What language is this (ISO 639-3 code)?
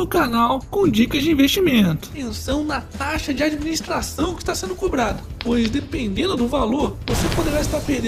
por